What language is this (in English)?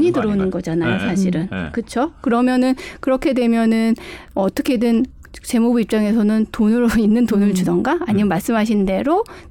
Korean